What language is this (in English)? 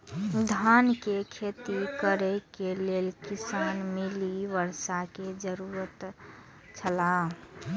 Maithili